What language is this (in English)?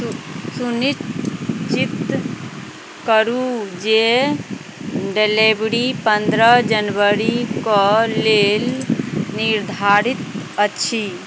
Maithili